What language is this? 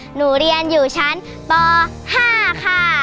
Thai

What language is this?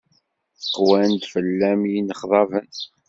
Kabyle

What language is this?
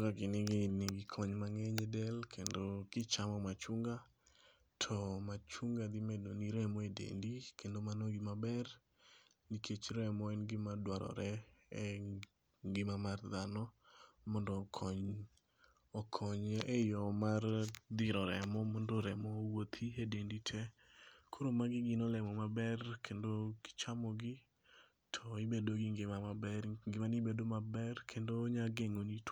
Luo (Kenya and Tanzania)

